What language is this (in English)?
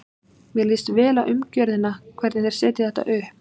Icelandic